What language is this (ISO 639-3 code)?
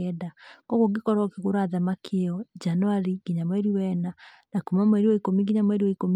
kik